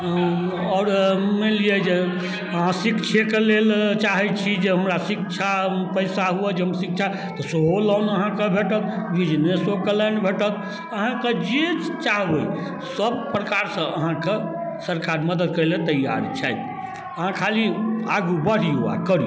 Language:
Maithili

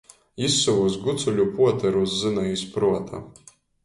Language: Latgalian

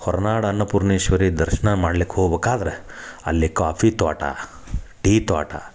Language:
Kannada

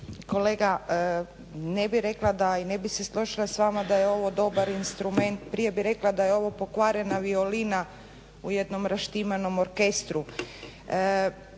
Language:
Croatian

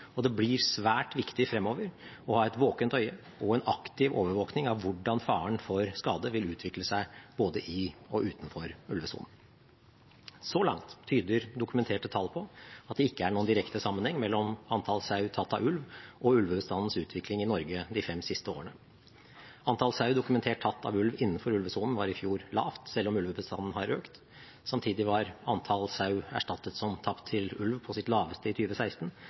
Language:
Norwegian Bokmål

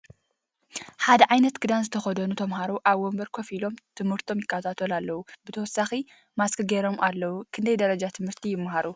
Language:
Tigrinya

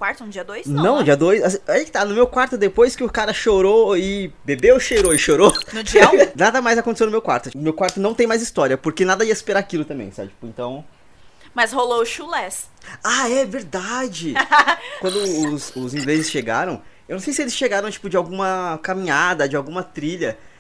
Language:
Portuguese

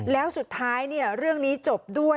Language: Thai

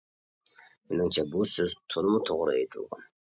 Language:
Uyghur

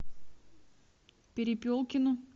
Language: Russian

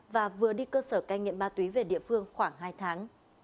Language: Vietnamese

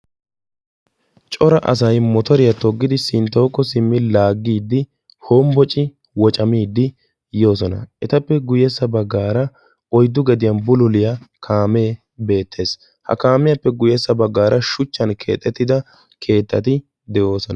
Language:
Wolaytta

